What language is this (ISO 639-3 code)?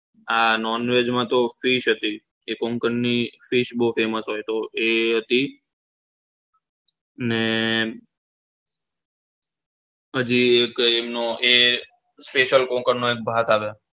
guj